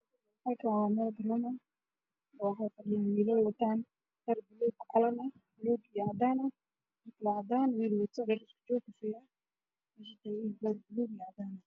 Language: Somali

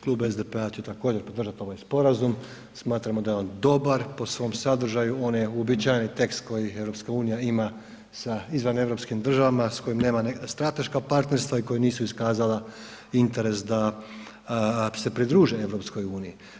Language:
Croatian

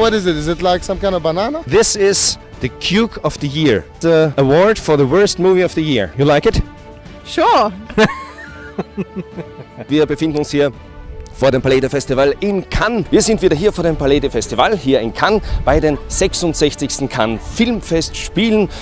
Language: German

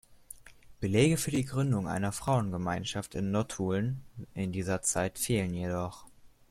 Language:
German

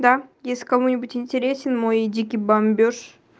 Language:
Russian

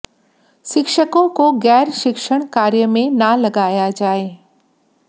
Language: Hindi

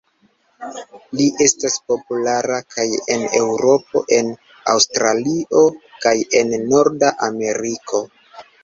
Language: Esperanto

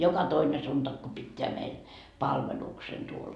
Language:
Finnish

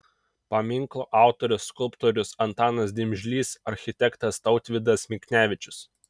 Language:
Lithuanian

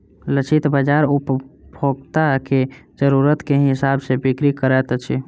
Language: Maithili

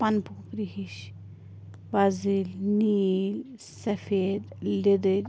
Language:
Kashmiri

